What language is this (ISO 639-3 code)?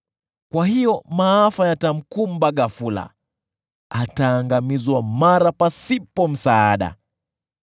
swa